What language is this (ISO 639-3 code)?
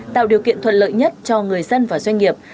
vie